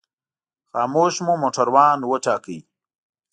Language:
Pashto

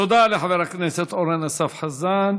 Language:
Hebrew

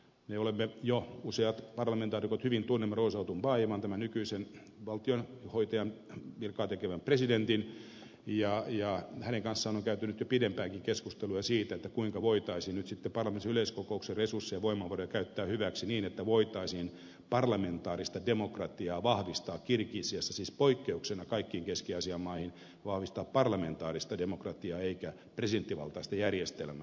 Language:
Finnish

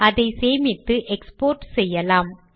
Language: Tamil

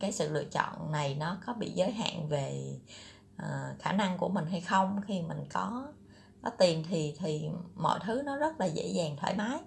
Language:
Vietnamese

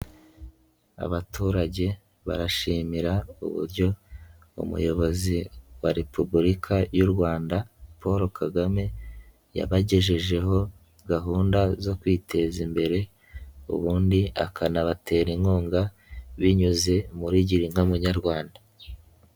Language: Kinyarwanda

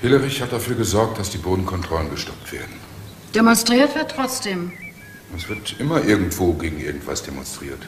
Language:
German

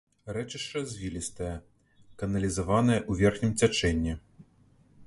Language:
Belarusian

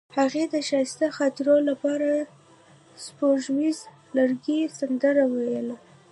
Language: Pashto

